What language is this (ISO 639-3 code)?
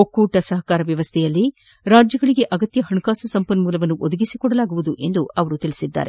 kan